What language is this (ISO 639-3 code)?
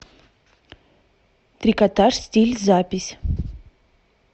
rus